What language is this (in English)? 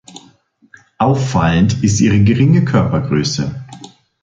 German